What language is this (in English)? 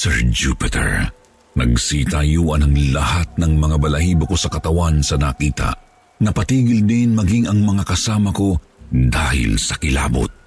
Filipino